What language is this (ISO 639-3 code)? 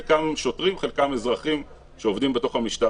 heb